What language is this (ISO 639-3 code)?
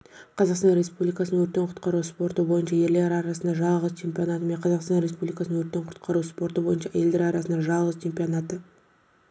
kaz